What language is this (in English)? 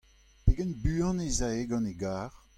Breton